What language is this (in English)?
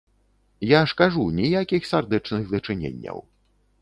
Belarusian